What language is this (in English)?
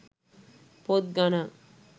Sinhala